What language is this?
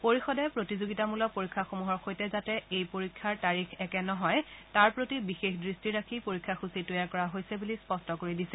Assamese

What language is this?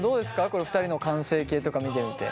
Japanese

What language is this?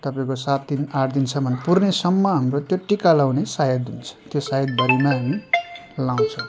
Nepali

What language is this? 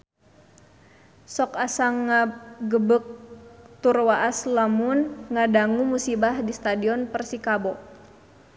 Sundanese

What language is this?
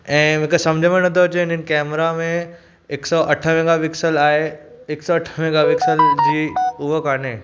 Sindhi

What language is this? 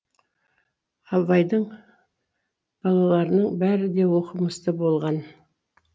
Kazakh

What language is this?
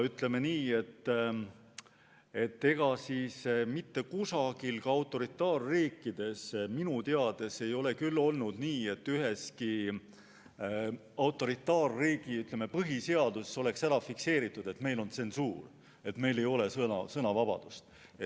Estonian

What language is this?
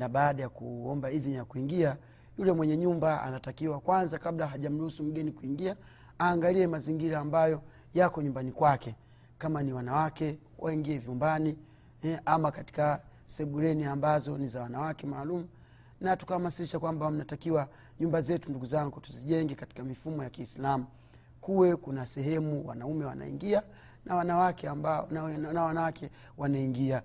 Swahili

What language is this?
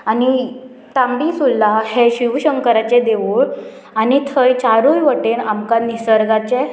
Konkani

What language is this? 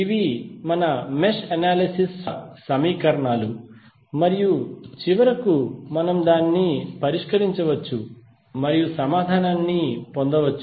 Telugu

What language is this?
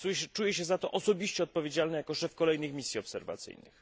Polish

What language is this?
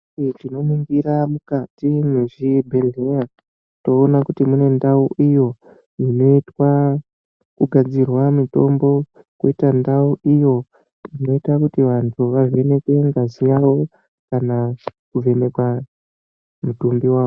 Ndau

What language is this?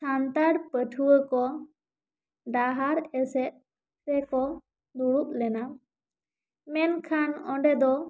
Santali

